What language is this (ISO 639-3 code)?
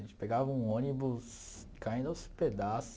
por